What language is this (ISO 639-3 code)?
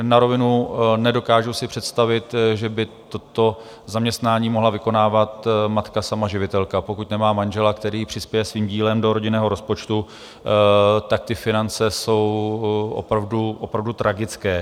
ces